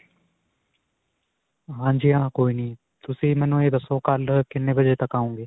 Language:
Punjabi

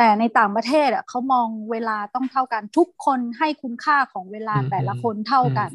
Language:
Thai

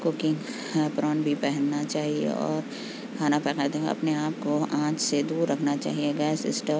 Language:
Urdu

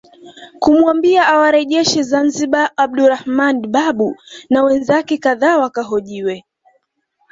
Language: Swahili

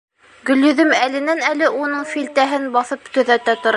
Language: Bashkir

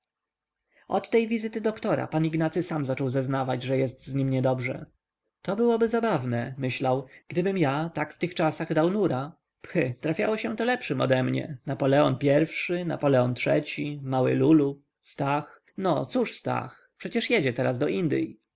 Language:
Polish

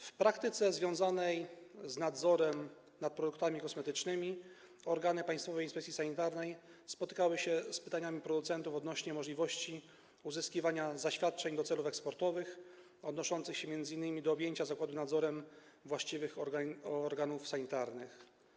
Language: Polish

